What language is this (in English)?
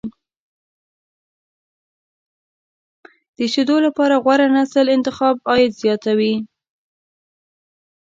Pashto